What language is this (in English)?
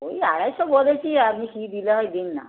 Bangla